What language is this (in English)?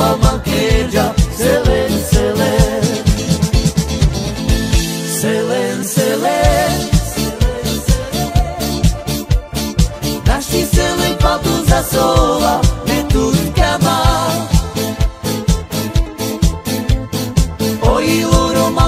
Slovak